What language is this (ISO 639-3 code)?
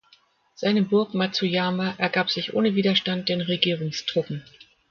deu